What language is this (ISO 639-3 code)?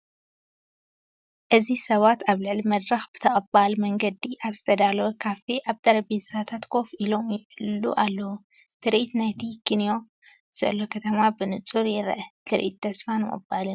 tir